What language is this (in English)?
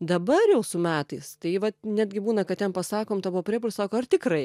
Lithuanian